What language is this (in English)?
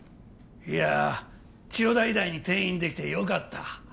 Japanese